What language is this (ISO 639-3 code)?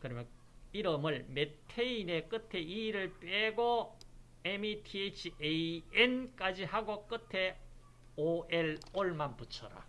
kor